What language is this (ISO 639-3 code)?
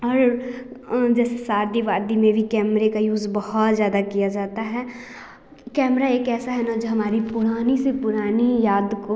hin